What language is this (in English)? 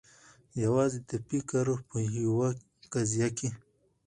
Pashto